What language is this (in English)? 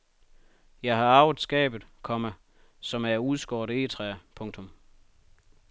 Danish